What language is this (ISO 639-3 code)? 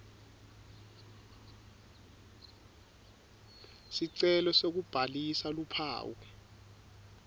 ssw